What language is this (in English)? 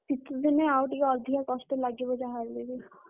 Odia